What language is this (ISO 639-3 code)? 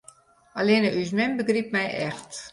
fry